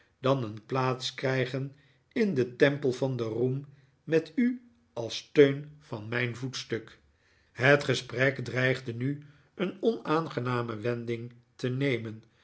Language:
Dutch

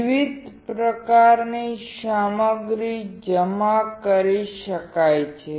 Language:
Gujarati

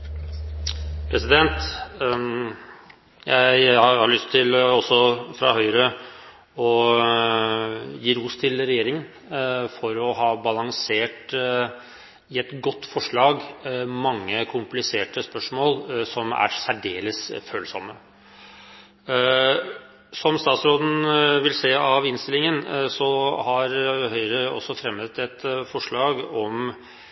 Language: Norwegian Bokmål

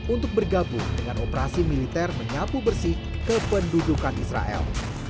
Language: Indonesian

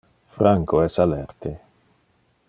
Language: Interlingua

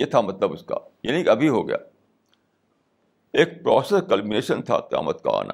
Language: Urdu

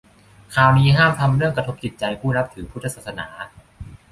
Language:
Thai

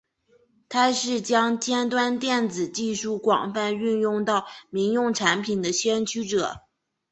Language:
Chinese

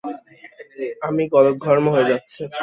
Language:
Bangla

